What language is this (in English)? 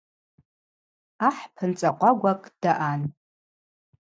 Abaza